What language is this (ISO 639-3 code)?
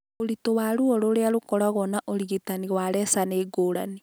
kik